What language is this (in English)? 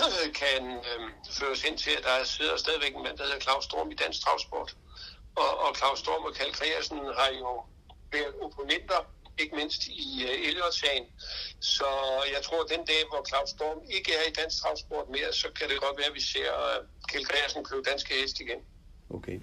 Danish